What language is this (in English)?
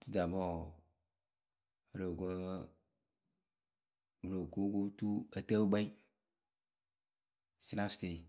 Akebu